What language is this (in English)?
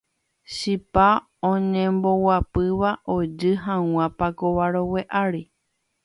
Guarani